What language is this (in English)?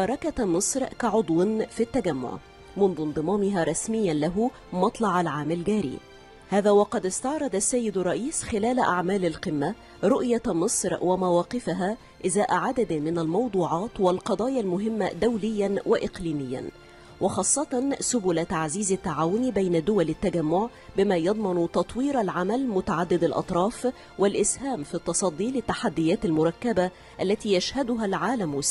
Arabic